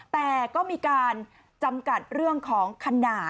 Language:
Thai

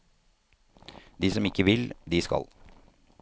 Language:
Norwegian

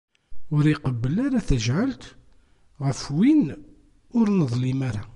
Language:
Kabyle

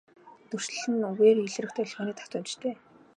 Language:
Mongolian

